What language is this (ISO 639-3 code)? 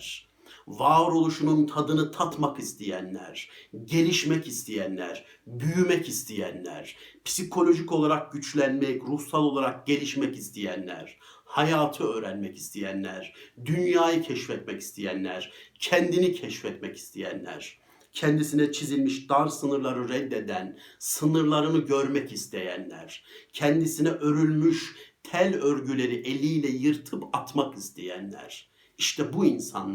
tur